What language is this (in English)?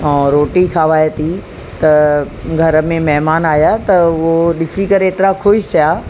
Sindhi